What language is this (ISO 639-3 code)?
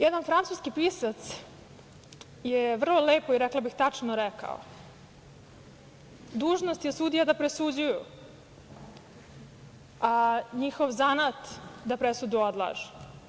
srp